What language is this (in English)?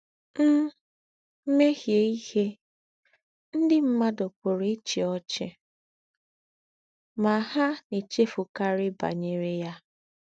Igbo